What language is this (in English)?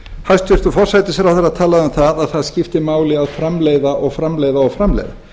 Icelandic